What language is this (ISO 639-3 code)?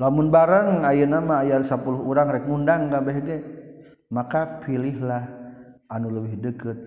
msa